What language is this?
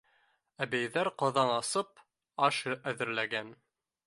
Bashkir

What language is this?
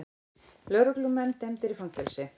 Icelandic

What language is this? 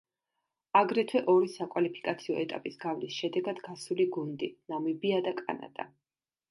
Georgian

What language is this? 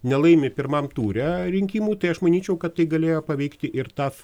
Lithuanian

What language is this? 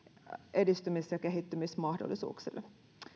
Finnish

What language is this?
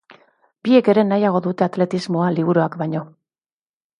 Basque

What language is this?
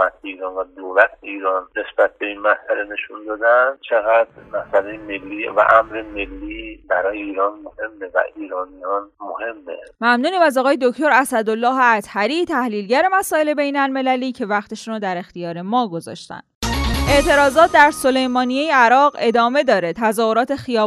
Persian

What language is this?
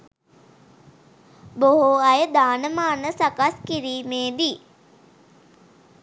Sinhala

